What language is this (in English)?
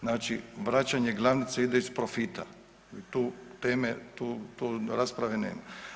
Croatian